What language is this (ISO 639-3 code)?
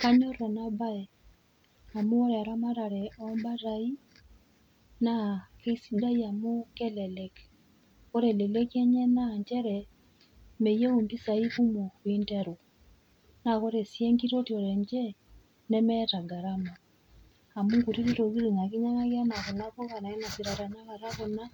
mas